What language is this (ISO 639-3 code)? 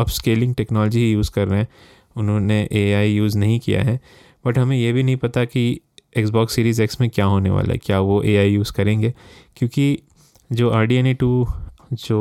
hin